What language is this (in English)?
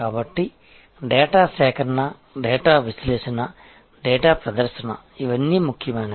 Telugu